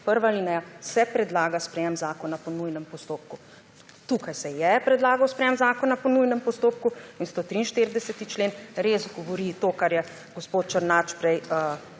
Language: Slovenian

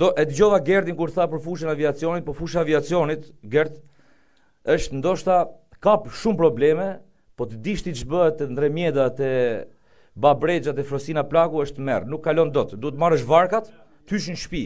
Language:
Romanian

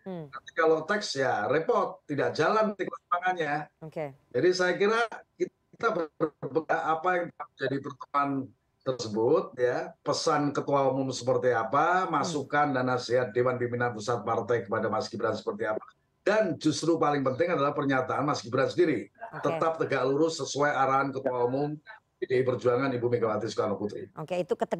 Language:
Indonesian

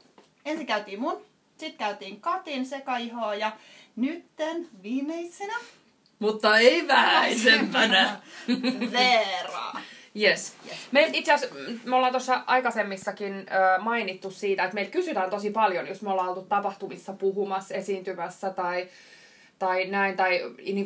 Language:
Finnish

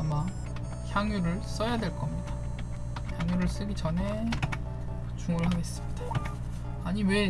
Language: Korean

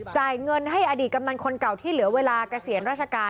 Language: Thai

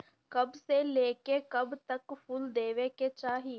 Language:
Bhojpuri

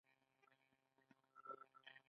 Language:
Pashto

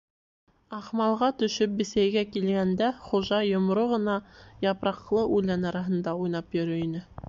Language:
Bashkir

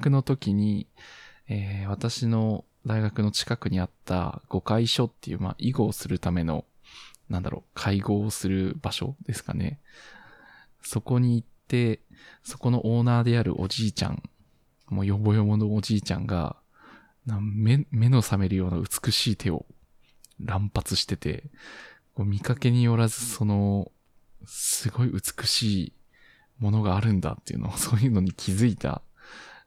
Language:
Japanese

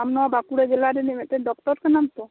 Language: Santali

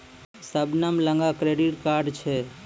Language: Maithili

